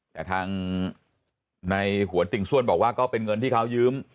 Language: Thai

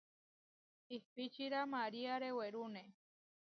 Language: Huarijio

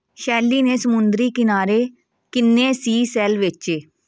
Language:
Punjabi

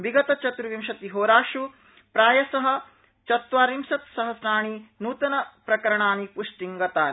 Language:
Sanskrit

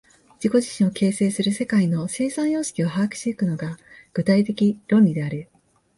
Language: Japanese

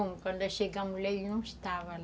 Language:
Portuguese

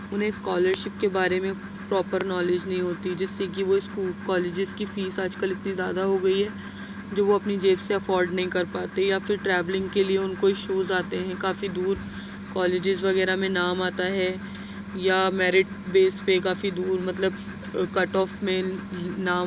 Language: Urdu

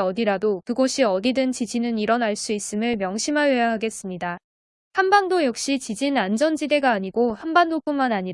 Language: Korean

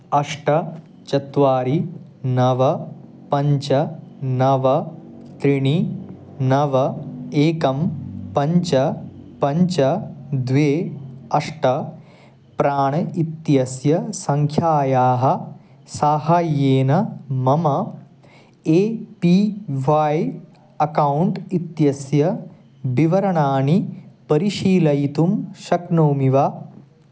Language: Sanskrit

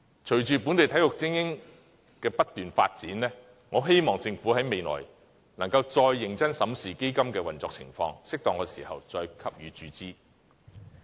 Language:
Cantonese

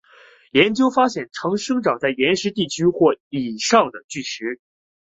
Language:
Chinese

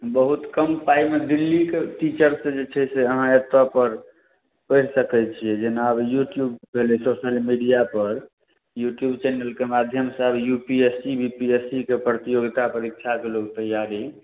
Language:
Maithili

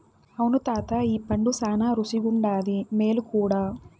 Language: Telugu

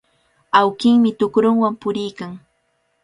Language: Cajatambo North Lima Quechua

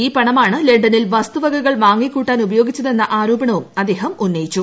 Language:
Malayalam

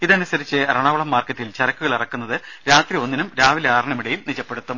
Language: Malayalam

